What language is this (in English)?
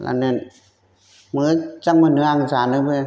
Bodo